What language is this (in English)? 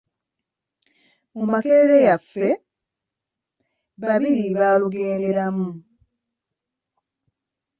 Ganda